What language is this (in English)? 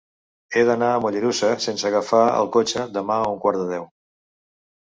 Catalan